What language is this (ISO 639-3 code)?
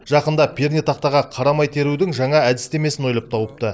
kaz